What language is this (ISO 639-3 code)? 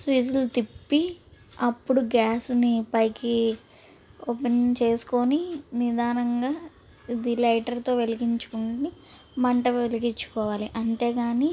tel